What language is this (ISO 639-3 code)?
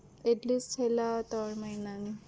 guj